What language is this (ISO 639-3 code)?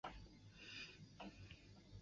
zho